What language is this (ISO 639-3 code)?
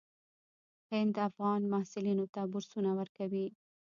pus